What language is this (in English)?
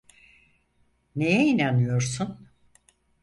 Turkish